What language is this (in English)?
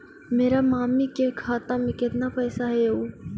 Magahi